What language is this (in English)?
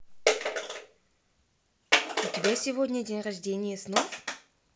Russian